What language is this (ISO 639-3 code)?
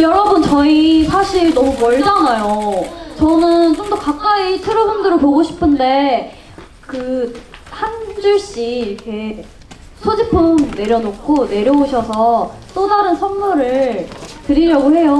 kor